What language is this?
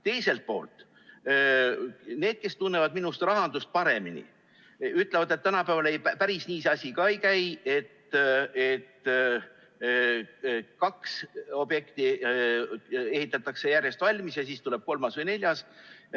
Estonian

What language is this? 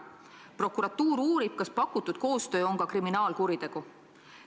Estonian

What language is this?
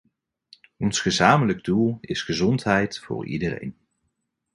Dutch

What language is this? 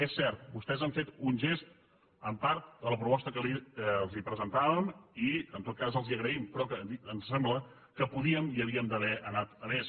Catalan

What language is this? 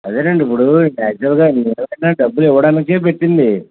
Telugu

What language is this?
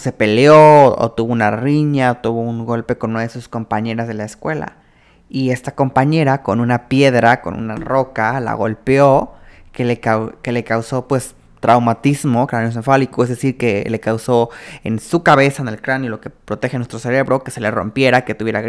Spanish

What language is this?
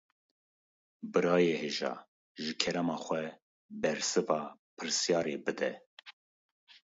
Kurdish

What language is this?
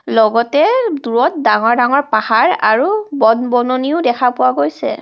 Assamese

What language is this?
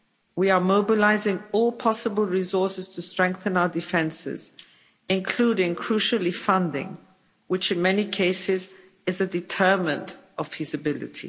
English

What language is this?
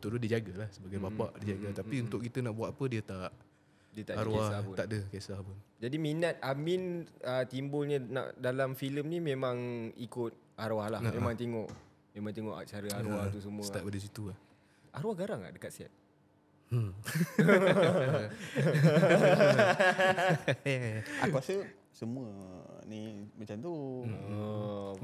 Malay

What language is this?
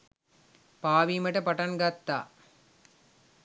Sinhala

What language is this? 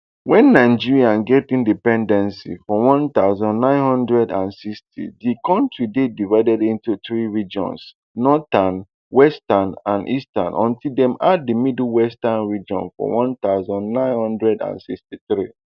Nigerian Pidgin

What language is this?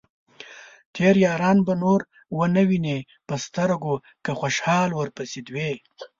Pashto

